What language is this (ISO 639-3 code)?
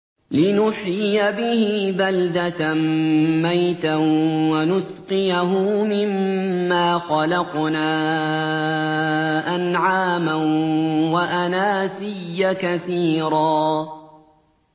ara